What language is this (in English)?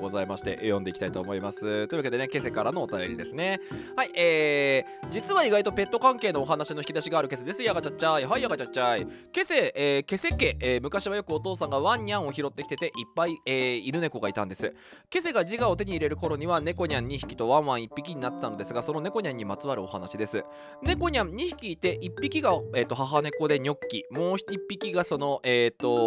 Japanese